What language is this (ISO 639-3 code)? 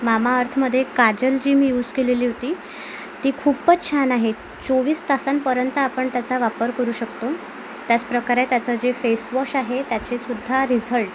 mar